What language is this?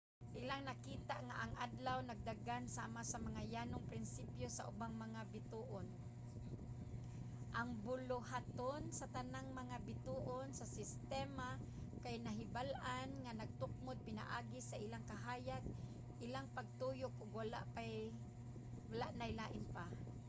Cebuano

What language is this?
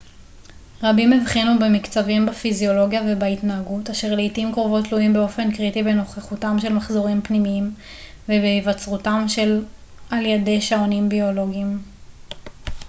Hebrew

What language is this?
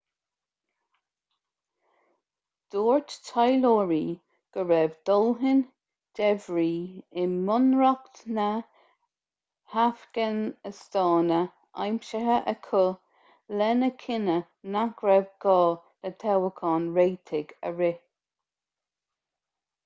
Irish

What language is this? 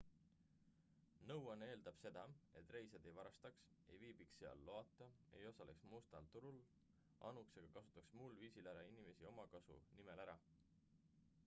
Estonian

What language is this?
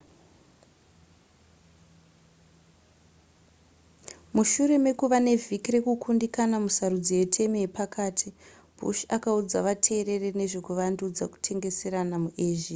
Shona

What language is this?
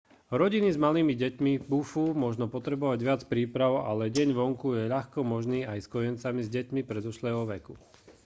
Slovak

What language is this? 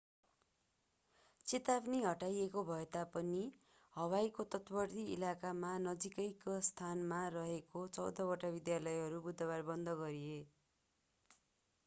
Nepali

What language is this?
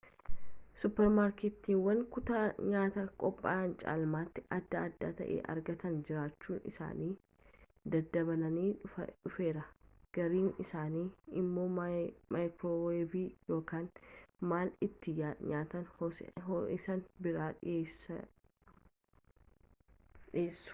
Oromo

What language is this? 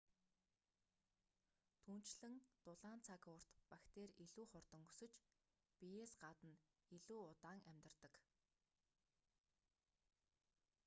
Mongolian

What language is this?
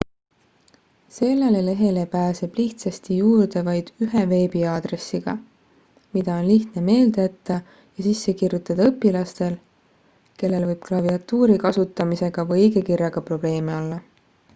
Estonian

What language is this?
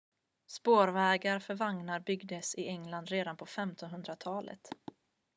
Swedish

